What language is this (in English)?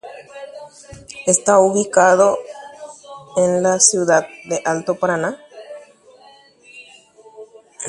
Guarani